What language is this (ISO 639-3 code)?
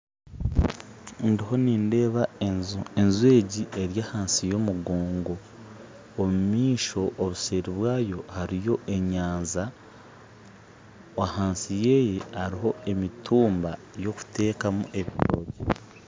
nyn